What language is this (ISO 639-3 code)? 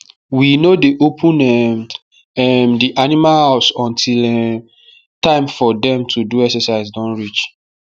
pcm